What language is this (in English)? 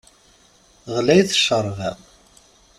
Kabyle